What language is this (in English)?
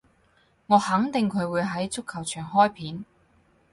Cantonese